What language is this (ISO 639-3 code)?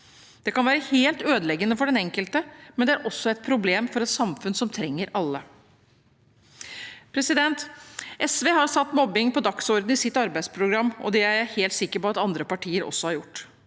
nor